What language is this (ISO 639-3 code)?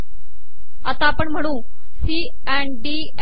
mar